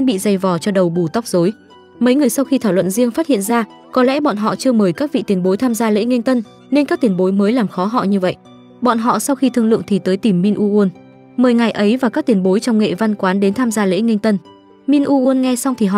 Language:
Vietnamese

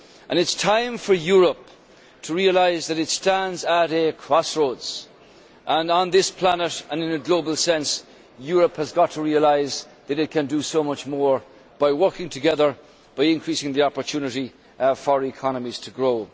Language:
English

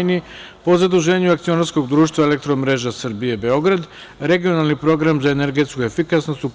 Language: Serbian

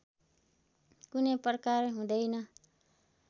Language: Nepali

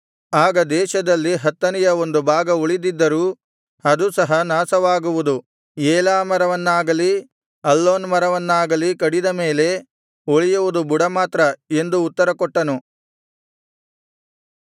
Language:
Kannada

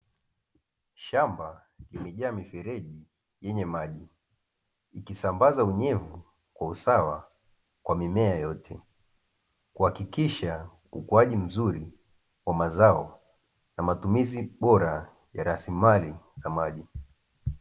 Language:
Swahili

